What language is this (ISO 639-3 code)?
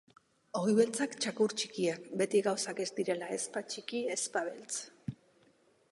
eus